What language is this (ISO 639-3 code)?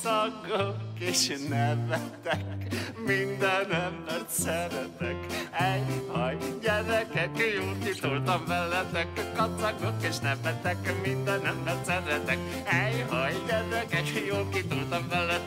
hun